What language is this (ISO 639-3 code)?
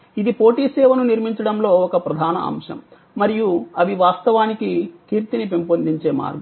tel